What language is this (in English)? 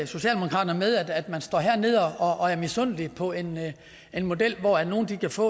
Danish